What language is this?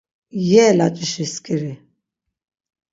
Laz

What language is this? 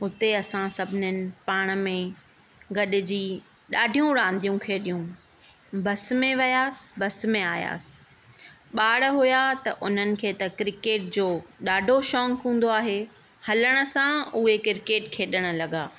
Sindhi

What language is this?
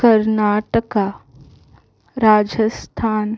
Konkani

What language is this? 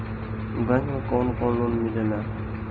Bhojpuri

